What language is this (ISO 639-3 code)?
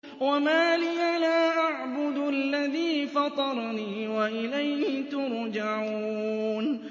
ara